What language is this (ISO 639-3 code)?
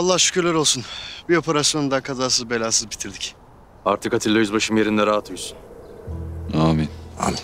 tur